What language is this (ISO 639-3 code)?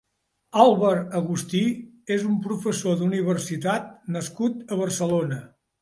cat